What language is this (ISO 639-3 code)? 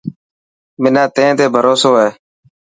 mki